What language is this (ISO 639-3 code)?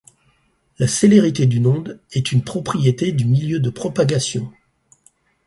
fra